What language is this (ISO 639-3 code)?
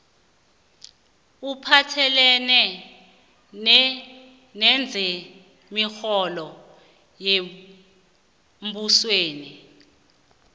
nbl